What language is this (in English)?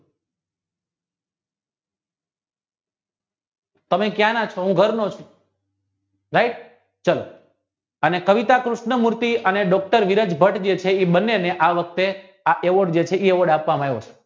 Gujarati